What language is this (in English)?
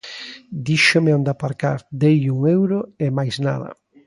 Galician